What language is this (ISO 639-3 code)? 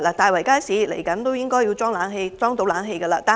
yue